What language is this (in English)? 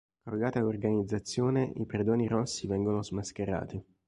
Italian